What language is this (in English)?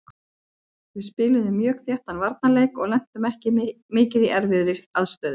Icelandic